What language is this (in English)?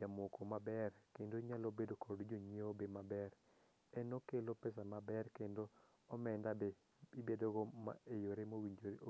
Luo (Kenya and Tanzania)